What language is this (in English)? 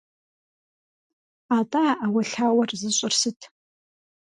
Kabardian